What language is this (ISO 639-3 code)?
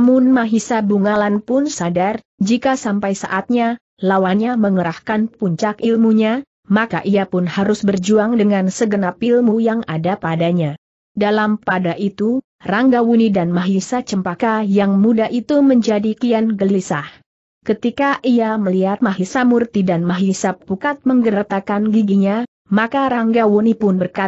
ind